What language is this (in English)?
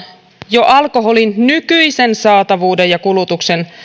Finnish